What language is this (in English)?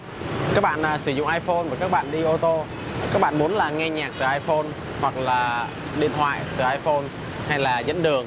Vietnamese